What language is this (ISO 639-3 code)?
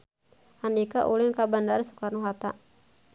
sun